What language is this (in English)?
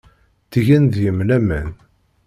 Kabyle